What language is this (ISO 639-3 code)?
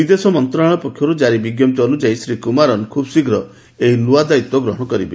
ori